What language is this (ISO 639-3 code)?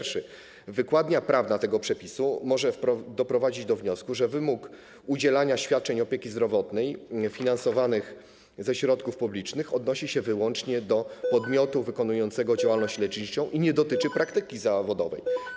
pol